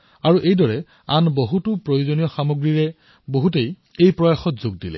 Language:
Assamese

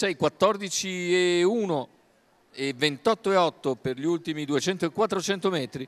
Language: Italian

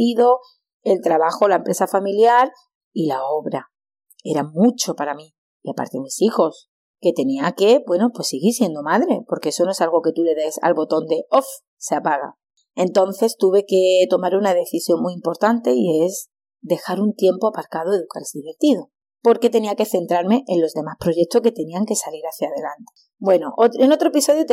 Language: Spanish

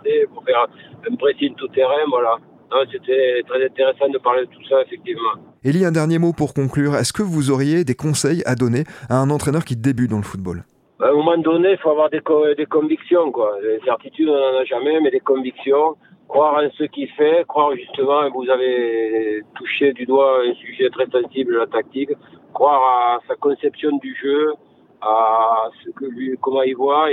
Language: French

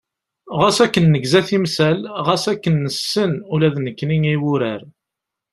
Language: Kabyle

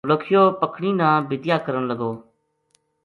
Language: Gujari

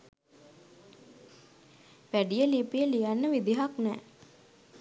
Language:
Sinhala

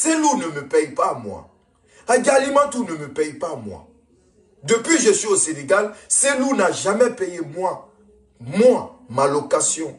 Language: French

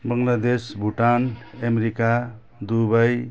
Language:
Nepali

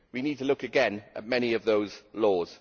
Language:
English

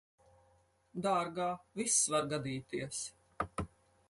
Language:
Latvian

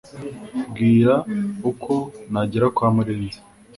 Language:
Kinyarwanda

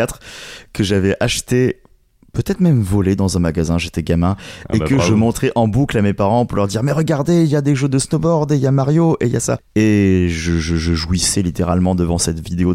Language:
French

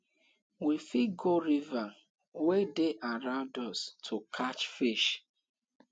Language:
Nigerian Pidgin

